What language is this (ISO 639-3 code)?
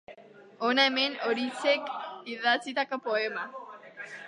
eus